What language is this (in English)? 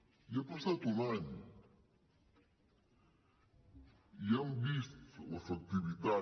Catalan